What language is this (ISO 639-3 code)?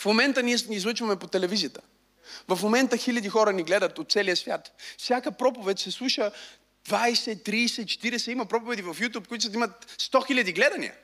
bul